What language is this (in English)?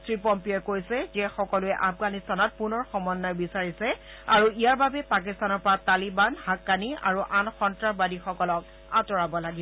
Assamese